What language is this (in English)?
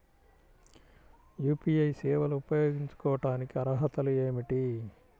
Telugu